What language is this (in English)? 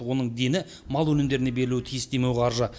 Kazakh